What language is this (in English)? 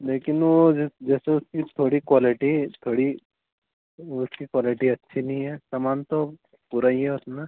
Hindi